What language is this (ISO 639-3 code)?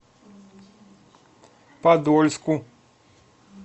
rus